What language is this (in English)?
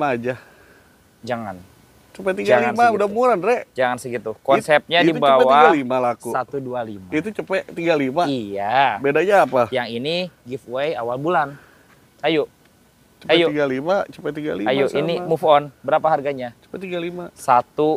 Indonesian